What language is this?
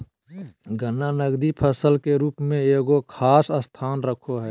Magahi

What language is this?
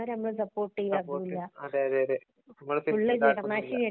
Malayalam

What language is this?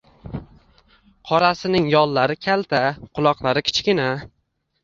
Uzbek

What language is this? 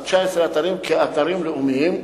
Hebrew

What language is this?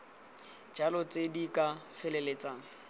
Tswana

